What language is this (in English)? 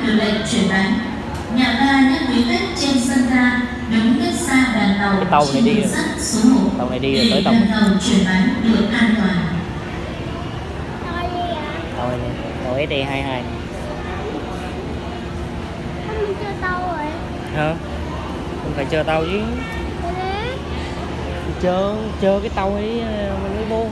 Vietnamese